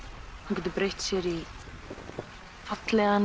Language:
Icelandic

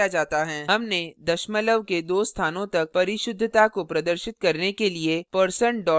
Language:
Hindi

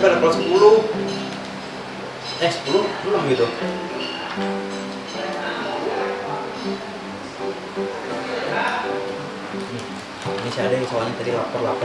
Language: Indonesian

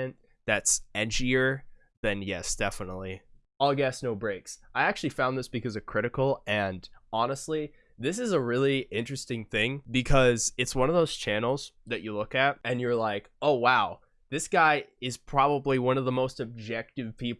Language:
English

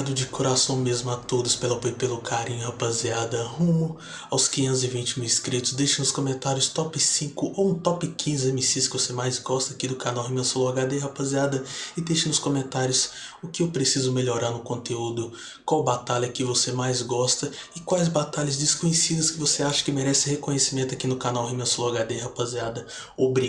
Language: Portuguese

